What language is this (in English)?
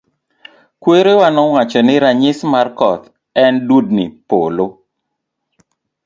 Luo (Kenya and Tanzania)